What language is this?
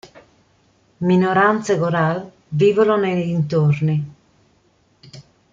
Italian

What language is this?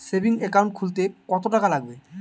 Bangla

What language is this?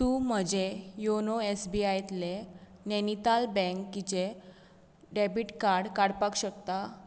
Konkani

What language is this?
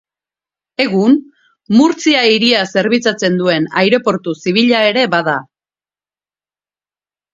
Basque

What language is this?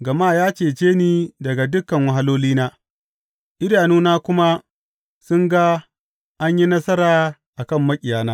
Hausa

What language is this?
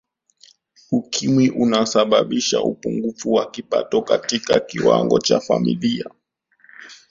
Swahili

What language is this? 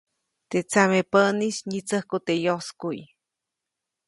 Copainalá Zoque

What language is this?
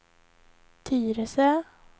Swedish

